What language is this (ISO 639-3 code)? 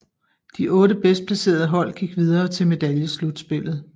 dan